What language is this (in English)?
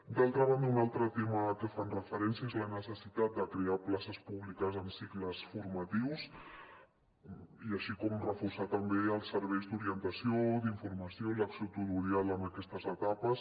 Catalan